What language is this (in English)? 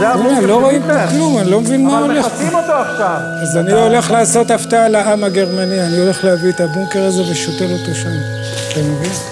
Hebrew